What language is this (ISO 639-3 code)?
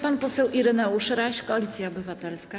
pol